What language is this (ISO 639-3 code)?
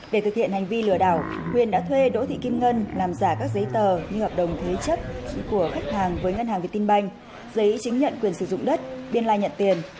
vie